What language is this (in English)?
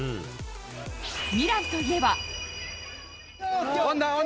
Japanese